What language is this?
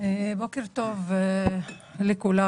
Hebrew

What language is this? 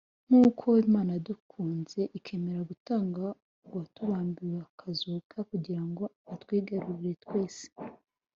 Kinyarwanda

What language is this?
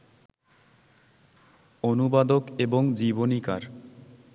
Bangla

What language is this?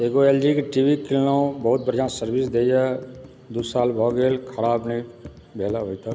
Maithili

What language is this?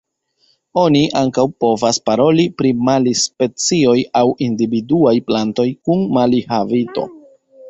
Esperanto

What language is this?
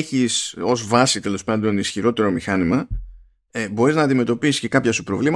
Greek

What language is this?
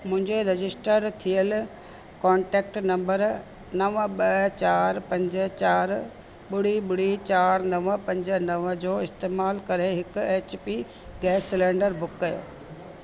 Sindhi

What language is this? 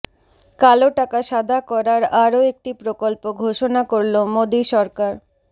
Bangla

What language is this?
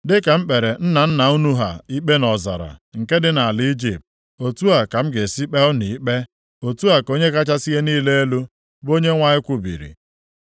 Igbo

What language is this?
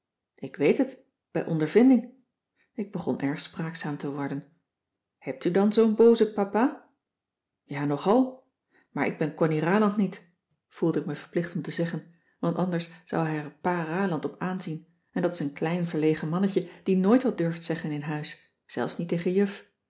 Dutch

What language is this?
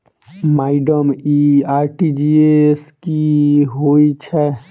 Maithili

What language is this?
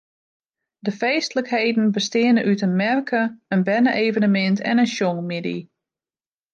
Western Frisian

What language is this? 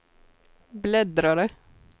Swedish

